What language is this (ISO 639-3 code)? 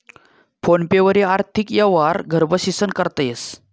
mar